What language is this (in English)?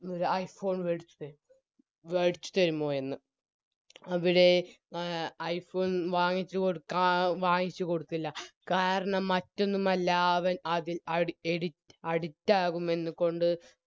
Malayalam